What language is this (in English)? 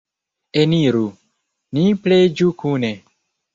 Esperanto